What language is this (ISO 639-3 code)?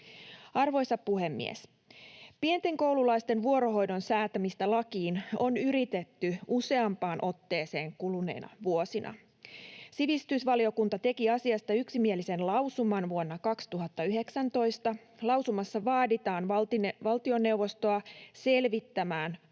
fin